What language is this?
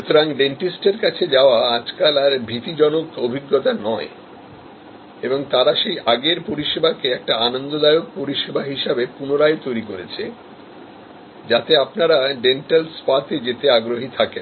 Bangla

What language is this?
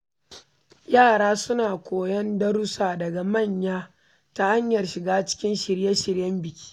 Hausa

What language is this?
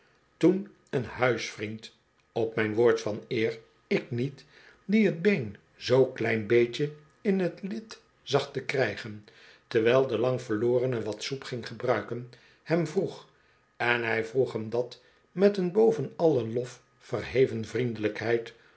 Dutch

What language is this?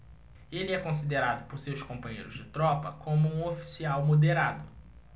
Portuguese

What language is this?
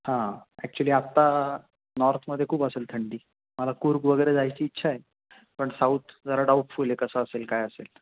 Marathi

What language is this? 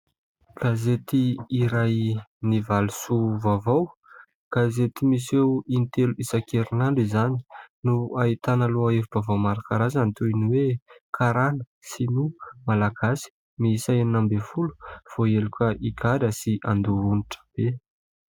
Malagasy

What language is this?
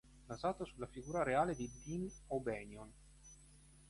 Italian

